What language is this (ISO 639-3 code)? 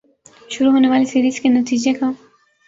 urd